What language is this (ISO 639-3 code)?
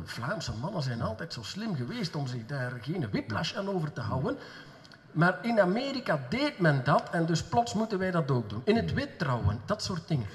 nld